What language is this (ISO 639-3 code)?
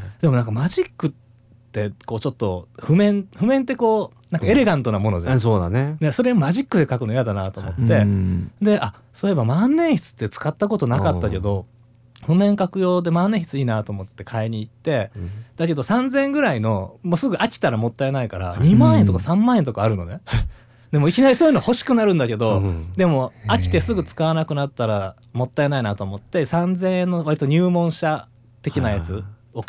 jpn